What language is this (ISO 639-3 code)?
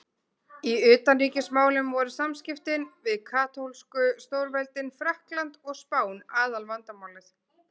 isl